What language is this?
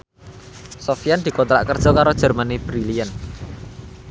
Javanese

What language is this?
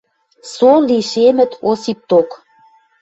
Western Mari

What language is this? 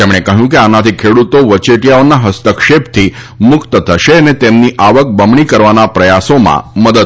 Gujarati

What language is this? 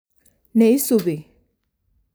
Kalenjin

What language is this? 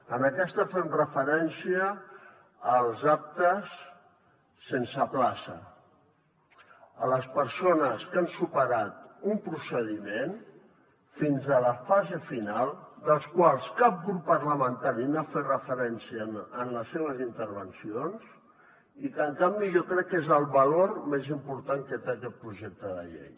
Catalan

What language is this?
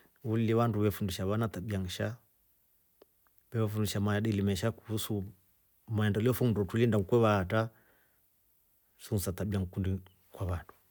Rombo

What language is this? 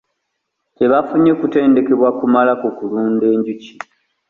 Ganda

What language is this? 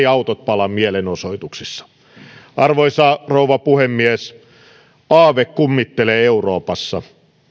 Finnish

